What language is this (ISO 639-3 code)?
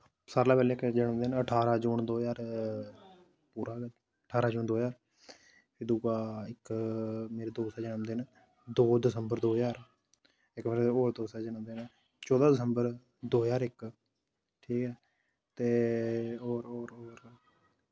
doi